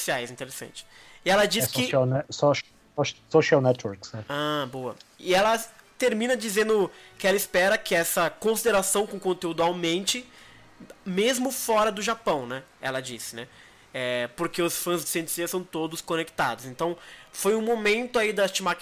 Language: Portuguese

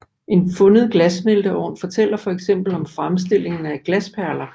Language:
Danish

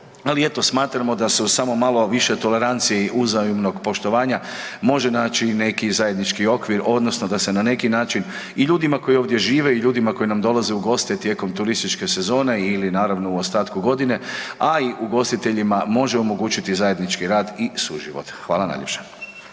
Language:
Croatian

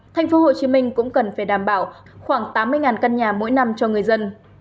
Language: Vietnamese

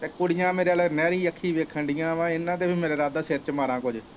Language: Punjabi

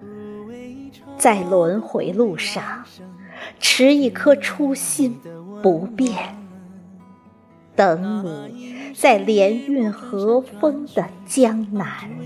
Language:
Chinese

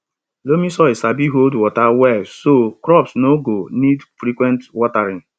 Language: Nigerian Pidgin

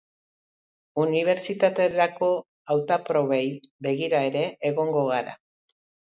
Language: Basque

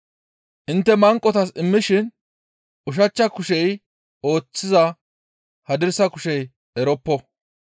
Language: Gamo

